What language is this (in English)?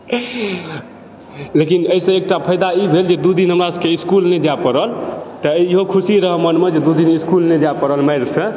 Maithili